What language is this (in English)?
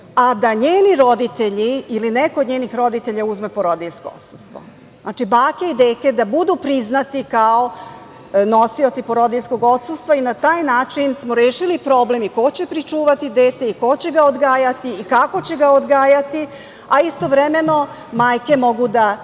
Serbian